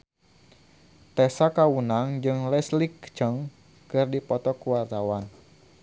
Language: Sundanese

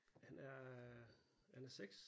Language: Danish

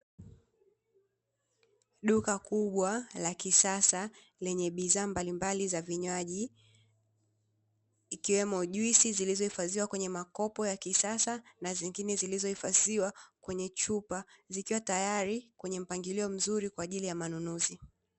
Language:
Swahili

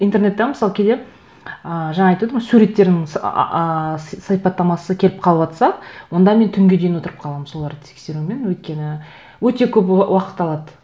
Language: Kazakh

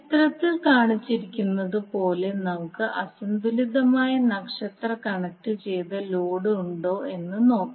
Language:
Malayalam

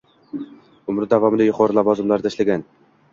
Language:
Uzbek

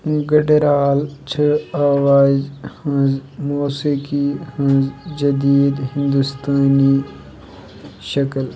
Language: Kashmiri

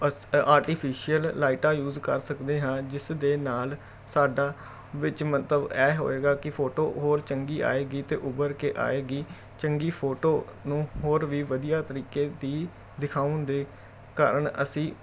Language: Punjabi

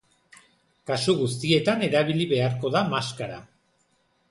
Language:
Basque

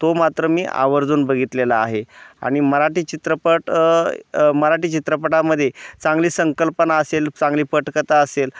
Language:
Marathi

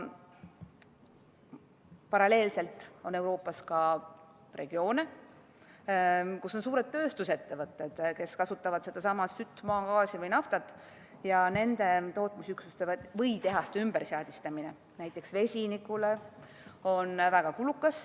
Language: Estonian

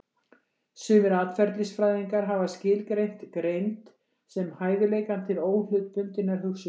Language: Icelandic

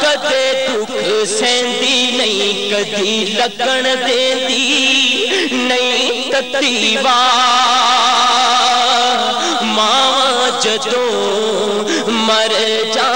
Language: Hindi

